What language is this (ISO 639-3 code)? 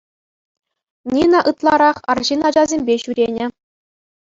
chv